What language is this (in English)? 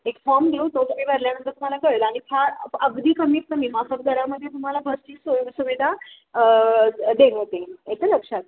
Marathi